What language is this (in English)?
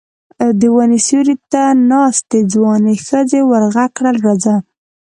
Pashto